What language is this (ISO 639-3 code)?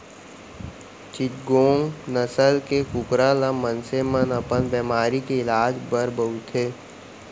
hne